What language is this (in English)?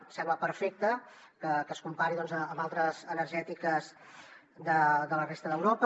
Catalan